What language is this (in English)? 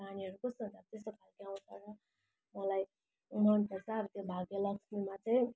Nepali